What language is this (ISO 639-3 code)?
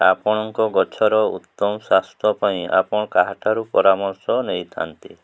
ori